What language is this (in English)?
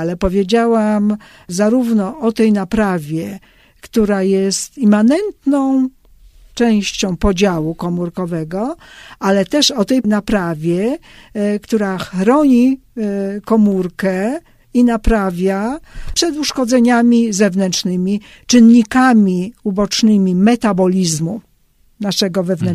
Polish